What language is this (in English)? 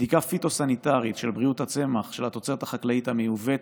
Hebrew